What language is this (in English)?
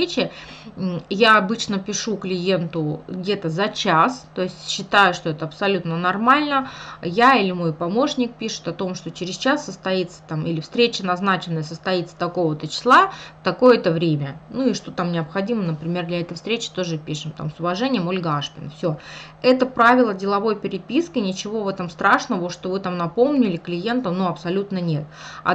Russian